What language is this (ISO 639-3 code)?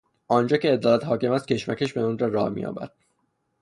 fas